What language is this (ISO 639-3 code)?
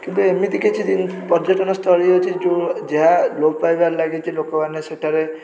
ori